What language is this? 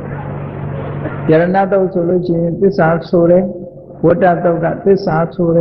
Thai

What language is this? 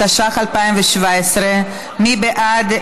Hebrew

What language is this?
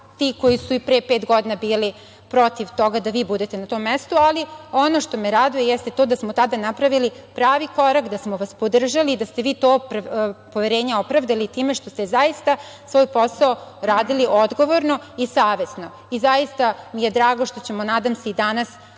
Serbian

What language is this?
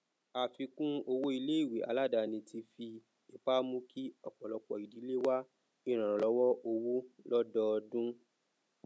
Yoruba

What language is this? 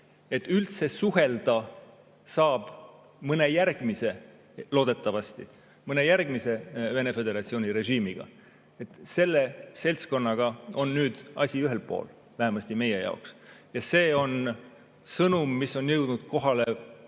Estonian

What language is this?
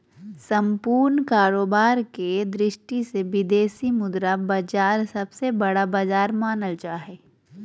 Magahi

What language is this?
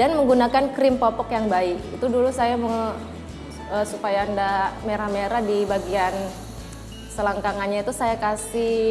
Indonesian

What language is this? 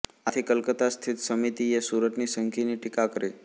Gujarati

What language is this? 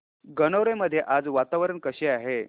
Marathi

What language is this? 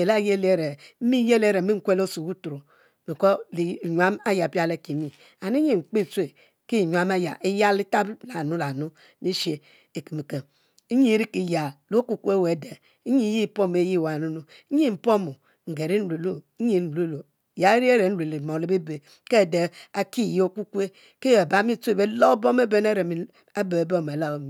Mbe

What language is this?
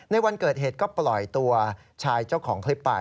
Thai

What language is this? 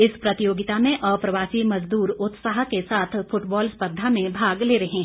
Hindi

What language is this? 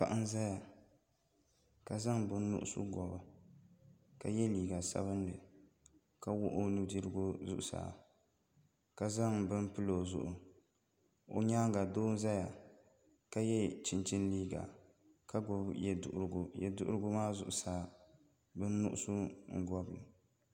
Dagbani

